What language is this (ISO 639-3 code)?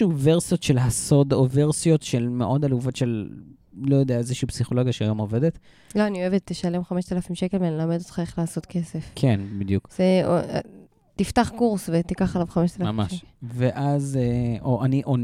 heb